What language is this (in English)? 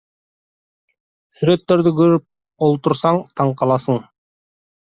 Kyrgyz